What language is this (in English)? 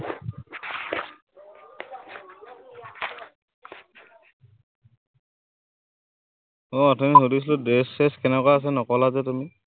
Assamese